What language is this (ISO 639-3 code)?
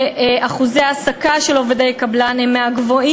heb